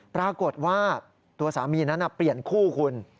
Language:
Thai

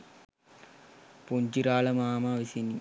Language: Sinhala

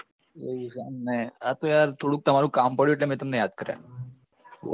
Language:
Gujarati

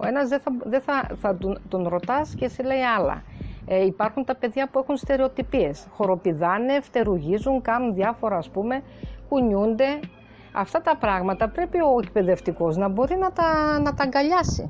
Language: Greek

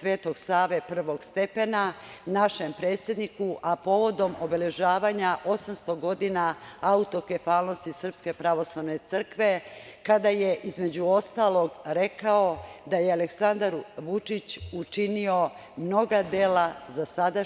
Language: Serbian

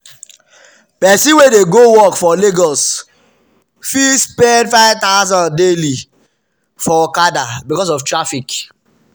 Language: Nigerian Pidgin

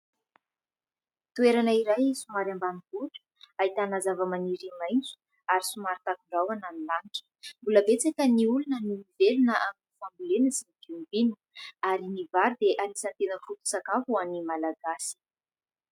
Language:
Malagasy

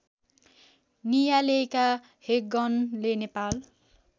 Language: Nepali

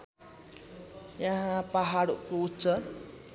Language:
Nepali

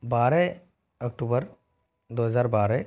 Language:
Hindi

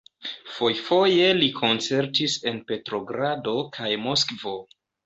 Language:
Esperanto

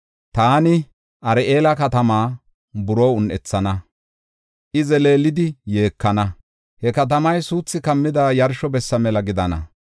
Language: Gofa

